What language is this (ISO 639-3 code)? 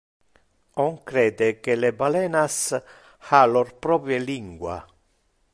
ina